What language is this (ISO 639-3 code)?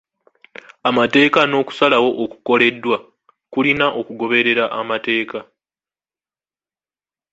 lug